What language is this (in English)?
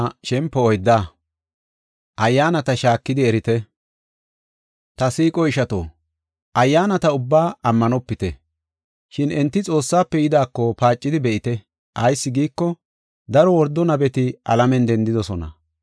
Gofa